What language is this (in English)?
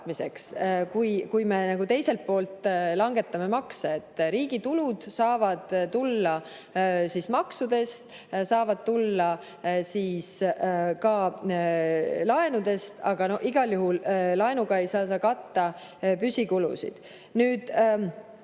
Estonian